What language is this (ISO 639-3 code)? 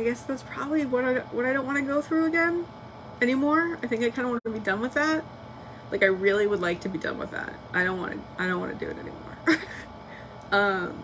eng